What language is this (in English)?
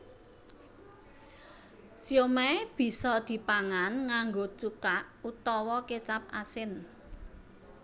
Javanese